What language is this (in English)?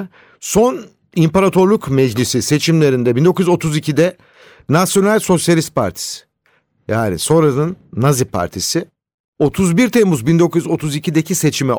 Turkish